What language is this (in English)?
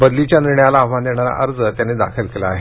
Marathi